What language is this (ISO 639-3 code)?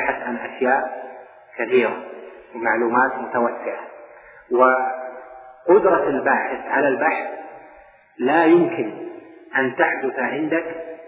ara